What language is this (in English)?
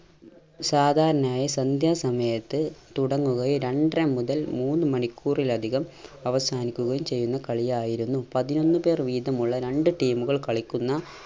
Malayalam